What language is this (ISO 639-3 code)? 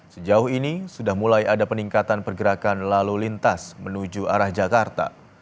ind